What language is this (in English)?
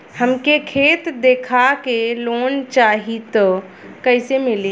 Bhojpuri